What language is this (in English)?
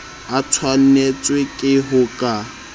Southern Sotho